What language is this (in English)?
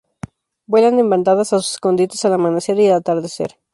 Spanish